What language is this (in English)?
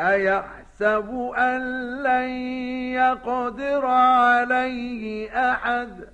Arabic